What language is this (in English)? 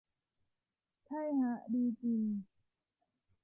Thai